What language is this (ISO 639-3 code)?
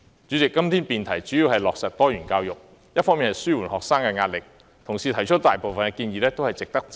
yue